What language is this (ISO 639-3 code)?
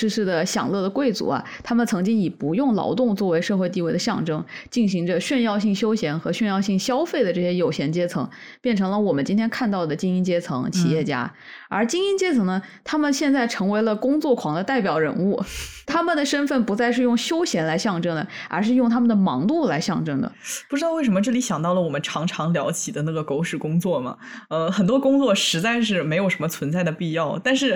zho